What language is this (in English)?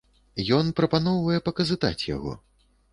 Belarusian